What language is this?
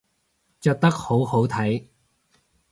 Cantonese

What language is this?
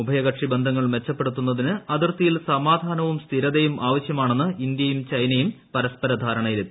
Malayalam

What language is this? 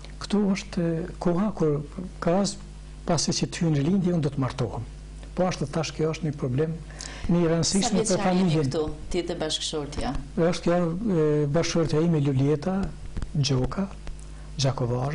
Romanian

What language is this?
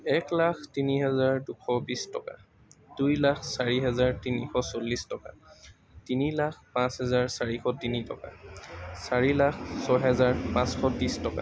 Assamese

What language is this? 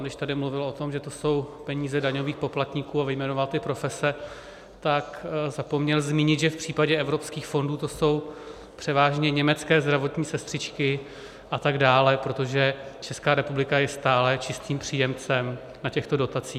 Czech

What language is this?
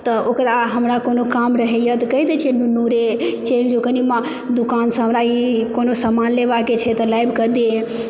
Maithili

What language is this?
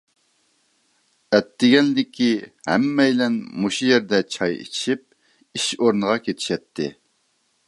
Uyghur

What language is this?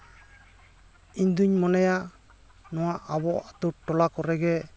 Santali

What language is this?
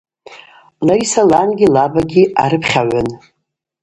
Abaza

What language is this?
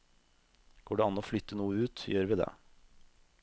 Norwegian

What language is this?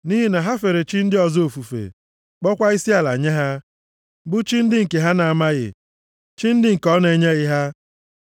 Igbo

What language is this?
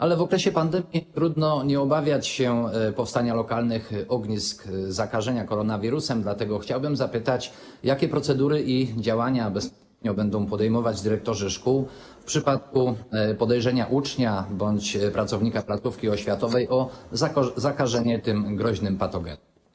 Polish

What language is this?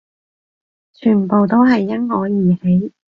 Cantonese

